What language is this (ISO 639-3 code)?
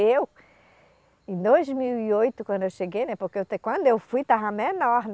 por